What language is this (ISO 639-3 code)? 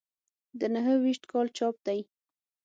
pus